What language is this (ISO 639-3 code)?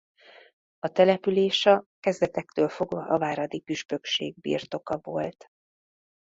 hun